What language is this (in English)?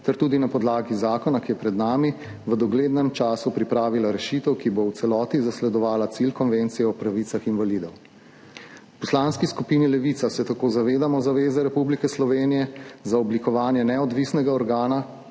Slovenian